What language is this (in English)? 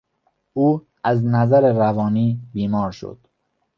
Persian